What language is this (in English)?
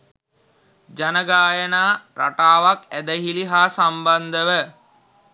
Sinhala